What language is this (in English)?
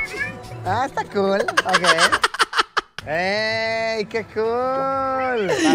Spanish